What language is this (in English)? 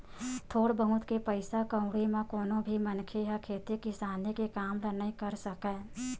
Chhattisgarhi